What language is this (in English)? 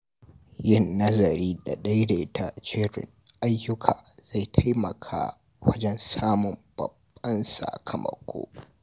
Hausa